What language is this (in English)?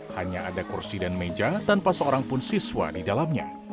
Indonesian